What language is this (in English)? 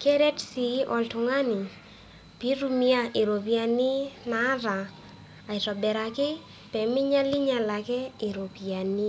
Masai